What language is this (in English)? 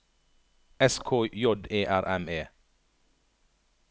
Norwegian